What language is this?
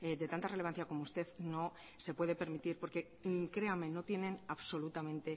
Spanish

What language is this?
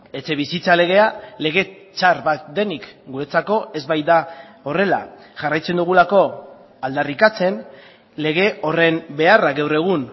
Basque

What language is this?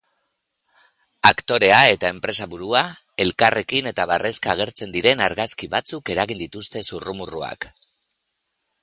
Basque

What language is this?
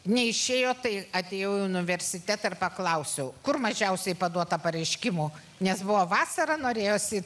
Lithuanian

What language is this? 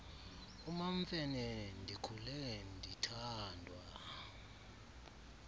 Xhosa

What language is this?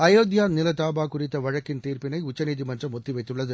Tamil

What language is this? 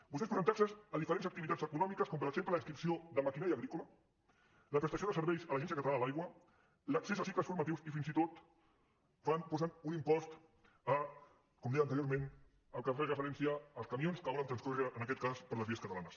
Catalan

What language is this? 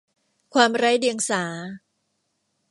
Thai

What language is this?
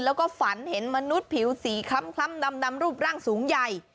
Thai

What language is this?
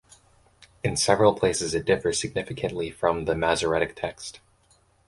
English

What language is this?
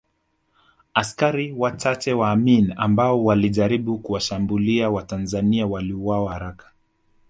Swahili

